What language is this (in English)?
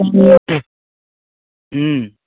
Bangla